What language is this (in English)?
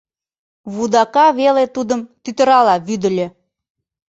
Mari